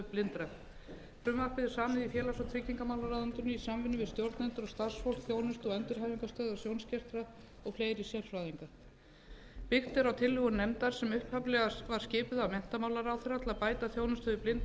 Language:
Icelandic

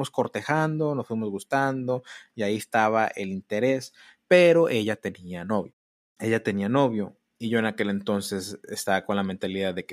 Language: Spanish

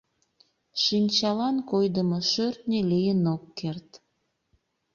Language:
Mari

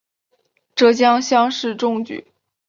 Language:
Chinese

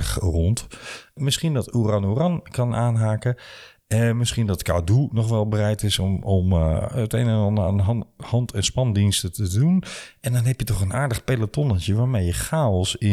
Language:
Dutch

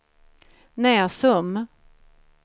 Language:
Swedish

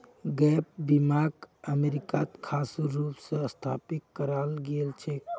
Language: Magahi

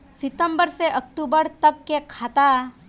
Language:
Magahi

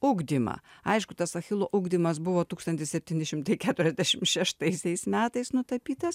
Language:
Lithuanian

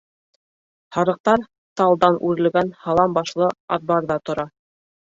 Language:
Bashkir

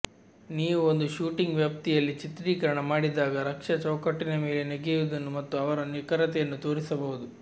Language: Kannada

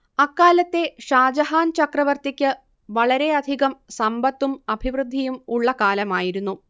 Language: Malayalam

